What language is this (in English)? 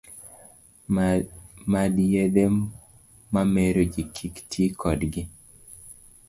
Luo (Kenya and Tanzania)